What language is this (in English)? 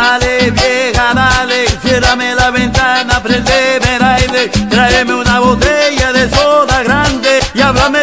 Spanish